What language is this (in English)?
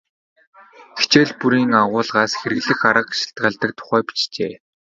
Mongolian